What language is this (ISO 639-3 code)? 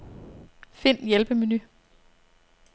dan